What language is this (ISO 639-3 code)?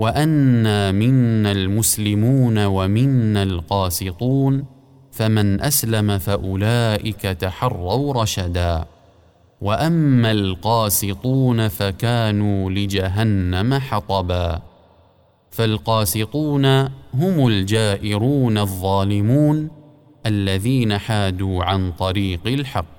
ara